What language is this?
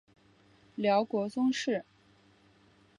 Chinese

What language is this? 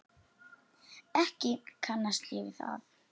Icelandic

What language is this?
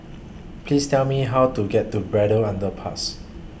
English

